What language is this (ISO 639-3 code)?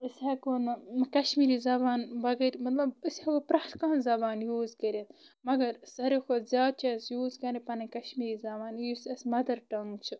kas